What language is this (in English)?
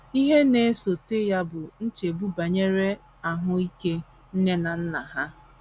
Igbo